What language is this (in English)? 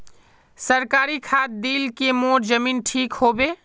Magahi